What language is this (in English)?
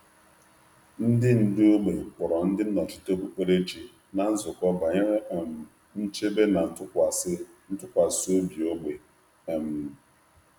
Igbo